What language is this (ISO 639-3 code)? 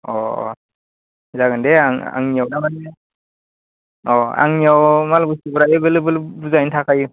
brx